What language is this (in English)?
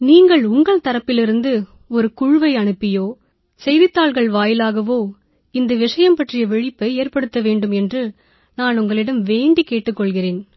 Tamil